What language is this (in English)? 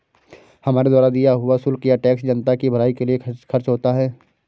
Hindi